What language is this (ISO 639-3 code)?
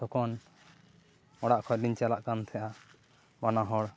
sat